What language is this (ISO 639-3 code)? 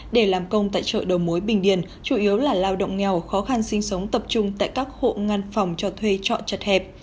vie